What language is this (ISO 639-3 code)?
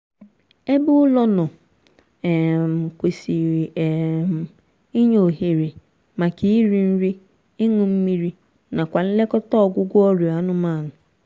ibo